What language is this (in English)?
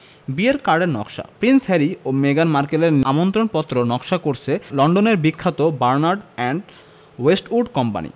Bangla